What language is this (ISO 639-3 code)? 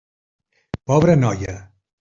cat